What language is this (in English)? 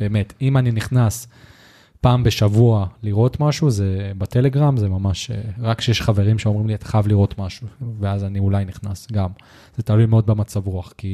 Hebrew